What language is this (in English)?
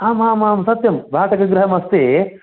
Sanskrit